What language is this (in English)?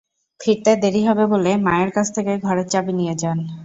Bangla